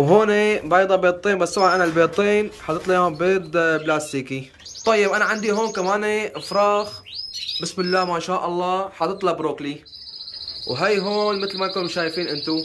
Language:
Arabic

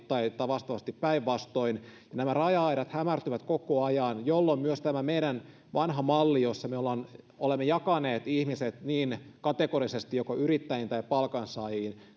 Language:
Finnish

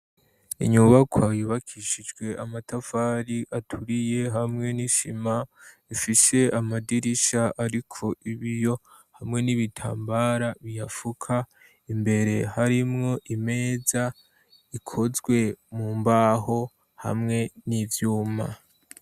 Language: Rundi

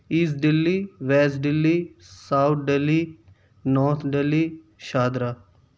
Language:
Urdu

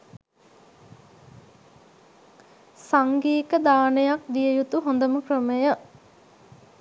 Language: Sinhala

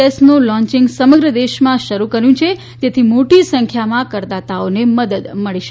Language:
Gujarati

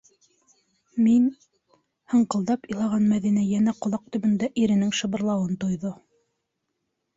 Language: Bashkir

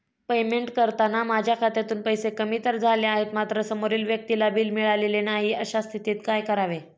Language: Marathi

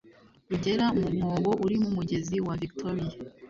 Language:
Kinyarwanda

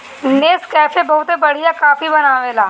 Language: Bhojpuri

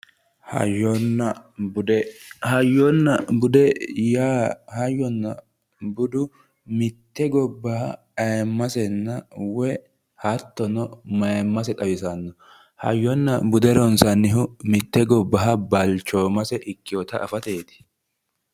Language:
Sidamo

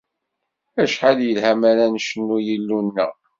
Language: Kabyle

